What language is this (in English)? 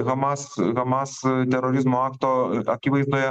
Lithuanian